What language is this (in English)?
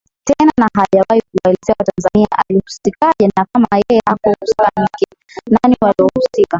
Swahili